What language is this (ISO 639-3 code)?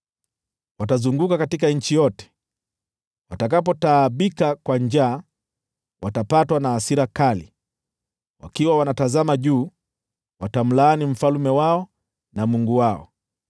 swa